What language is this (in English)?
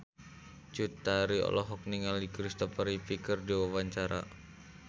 Sundanese